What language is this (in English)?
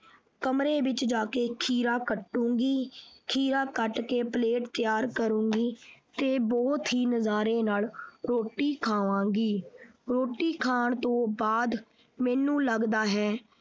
Punjabi